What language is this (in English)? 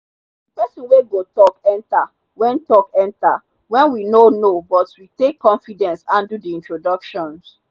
Nigerian Pidgin